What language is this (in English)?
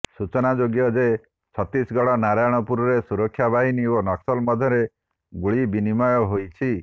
Odia